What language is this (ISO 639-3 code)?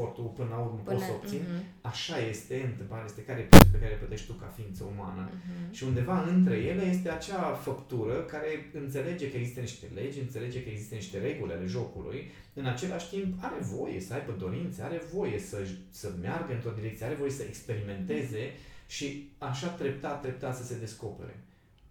ron